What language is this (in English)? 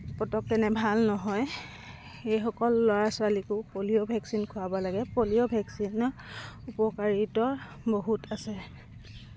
Assamese